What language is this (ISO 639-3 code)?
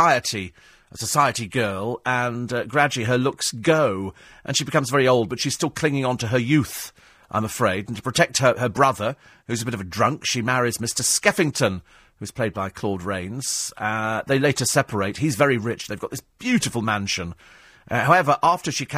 eng